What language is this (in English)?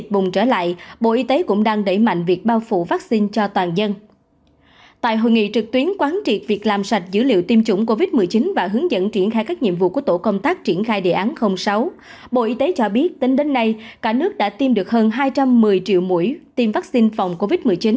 Vietnamese